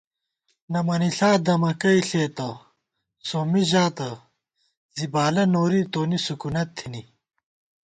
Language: Gawar-Bati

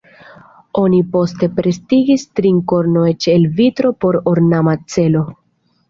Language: Esperanto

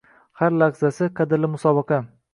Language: Uzbek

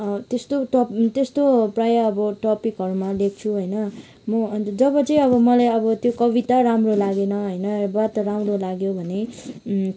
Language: Nepali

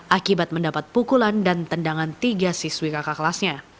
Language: Indonesian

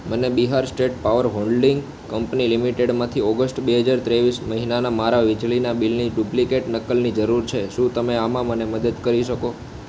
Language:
Gujarati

